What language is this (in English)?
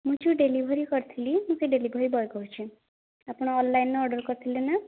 Odia